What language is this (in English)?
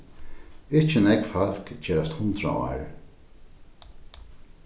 Faroese